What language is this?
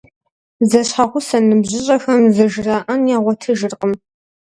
Kabardian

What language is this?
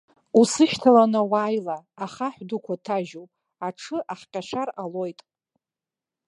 Abkhazian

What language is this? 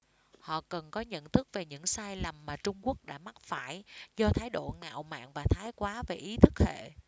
Vietnamese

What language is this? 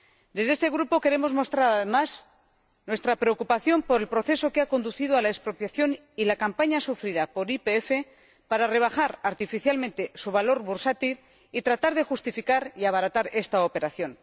Spanish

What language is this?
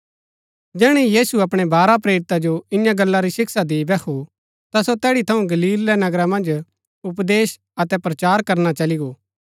Gaddi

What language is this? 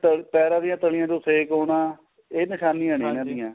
Punjabi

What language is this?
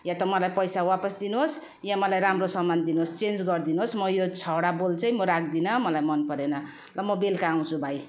Nepali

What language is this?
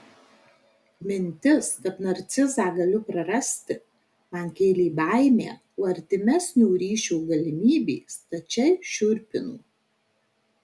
Lithuanian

